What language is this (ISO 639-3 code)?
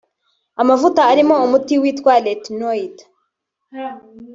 kin